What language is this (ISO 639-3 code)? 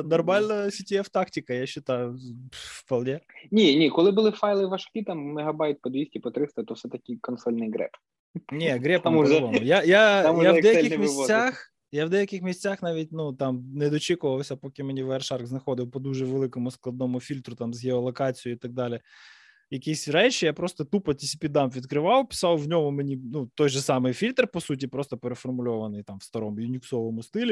ukr